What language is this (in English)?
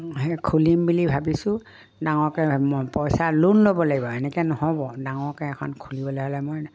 Assamese